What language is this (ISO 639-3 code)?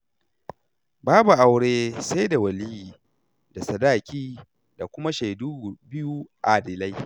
hau